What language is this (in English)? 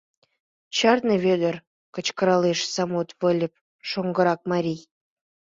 Mari